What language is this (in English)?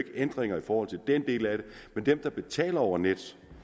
Danish